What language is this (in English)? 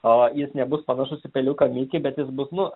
Lithuanian